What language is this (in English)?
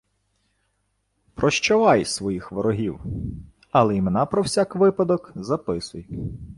Ukrainian